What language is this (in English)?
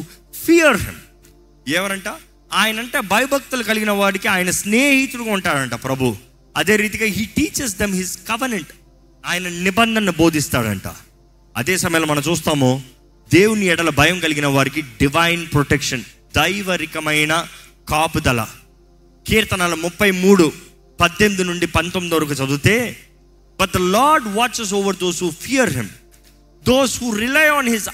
Telugu